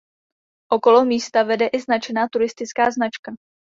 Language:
Czech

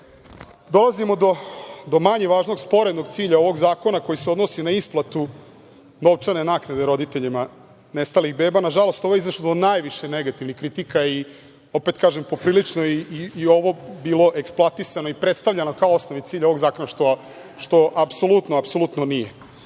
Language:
Serbian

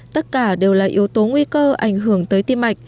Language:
Vietnamese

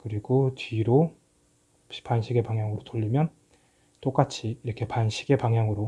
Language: Korean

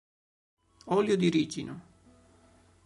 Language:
Italian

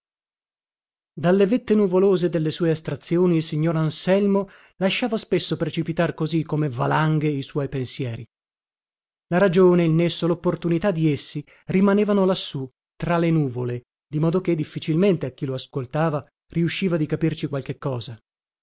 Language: Italian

